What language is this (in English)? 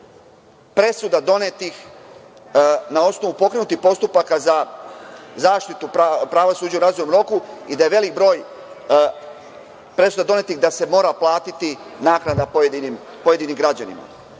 Serbian